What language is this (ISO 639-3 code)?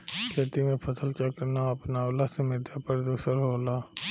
bho